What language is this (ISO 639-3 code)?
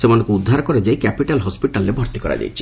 ori